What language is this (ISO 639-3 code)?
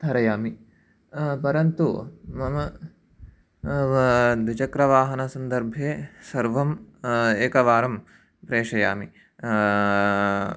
san